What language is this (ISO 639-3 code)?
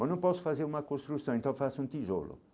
por